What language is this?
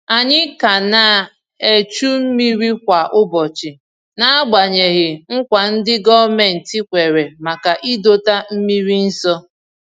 Igbo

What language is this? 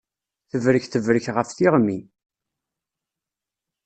Kabyle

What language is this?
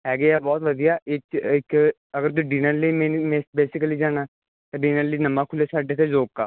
Punjabi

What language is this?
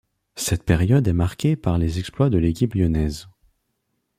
French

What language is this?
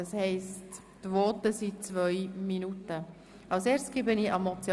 Swiss German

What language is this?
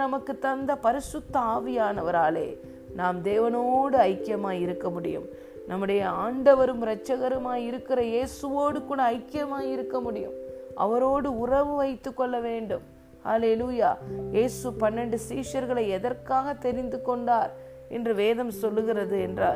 Tamil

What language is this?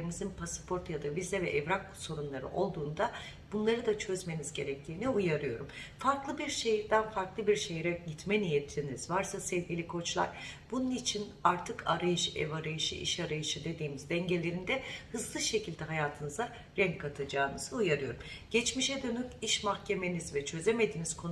Turkish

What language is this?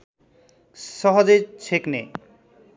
Nepali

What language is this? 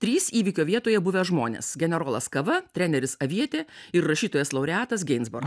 Lithuanian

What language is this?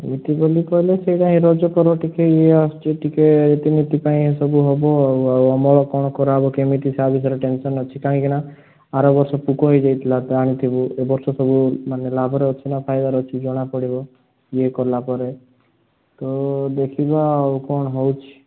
Odia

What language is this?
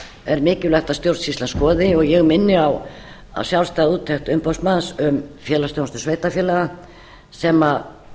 Icelandic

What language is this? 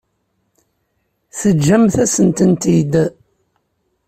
Kabyle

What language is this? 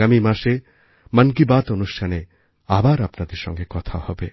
Bangla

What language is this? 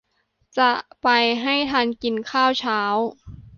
Thai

